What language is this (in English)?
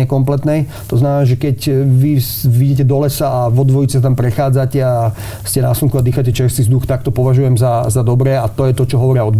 Slovak